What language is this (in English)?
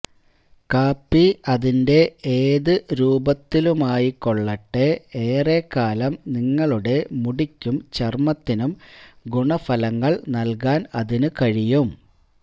Malayalam